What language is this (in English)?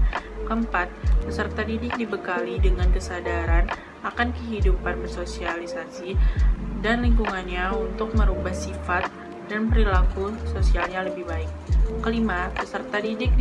Indonesian